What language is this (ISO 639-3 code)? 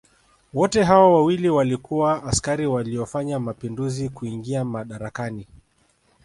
swa